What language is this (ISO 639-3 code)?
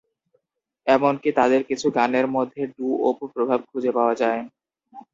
ben